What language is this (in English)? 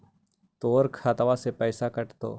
Magahi